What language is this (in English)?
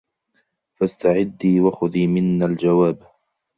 Arabic